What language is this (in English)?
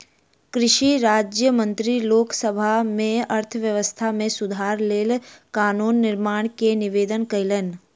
Maithili